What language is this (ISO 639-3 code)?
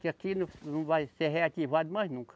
por